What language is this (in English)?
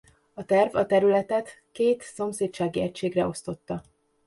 Hungarian